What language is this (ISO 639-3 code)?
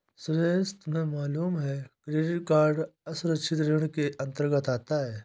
hin